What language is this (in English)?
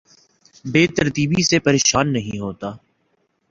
Urdu